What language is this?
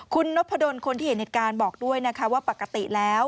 Thai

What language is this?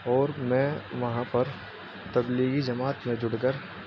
Urdu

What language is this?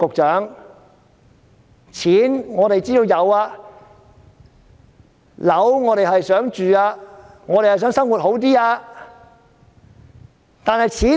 Cantonese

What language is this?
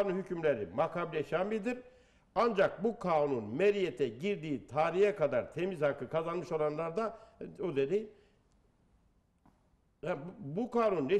Turkish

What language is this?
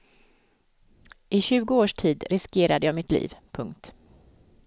Swedish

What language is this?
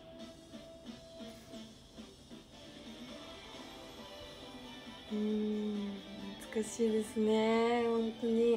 Japanese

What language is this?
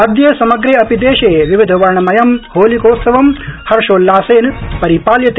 Sanskrit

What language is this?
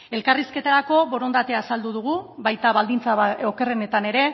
Basque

